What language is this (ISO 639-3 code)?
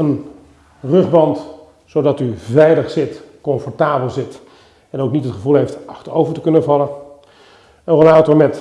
nld